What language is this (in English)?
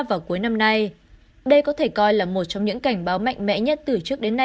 Vietnamese